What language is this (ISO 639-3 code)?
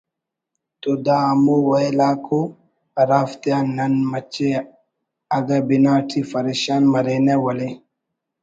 brh